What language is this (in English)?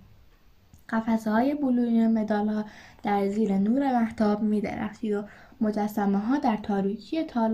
Persian